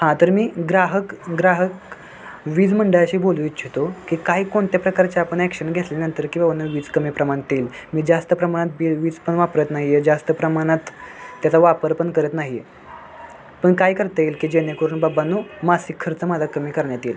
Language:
Marathi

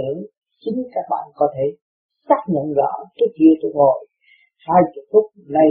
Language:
Vietnamese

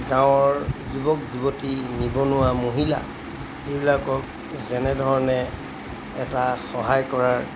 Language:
Assamese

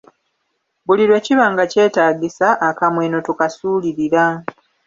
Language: Ganda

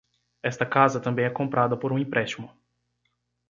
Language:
Portuguese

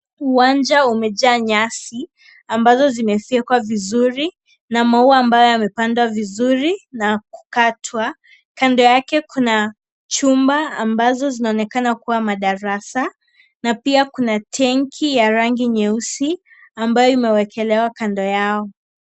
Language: Swahili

